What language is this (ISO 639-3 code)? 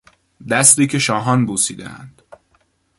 fas